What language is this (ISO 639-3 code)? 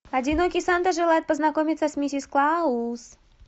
rus